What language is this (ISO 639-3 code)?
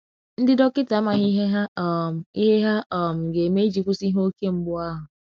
ibo